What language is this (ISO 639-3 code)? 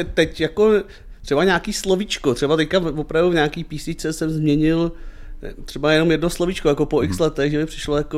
ces